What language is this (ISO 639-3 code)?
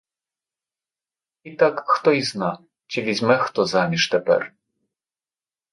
ukr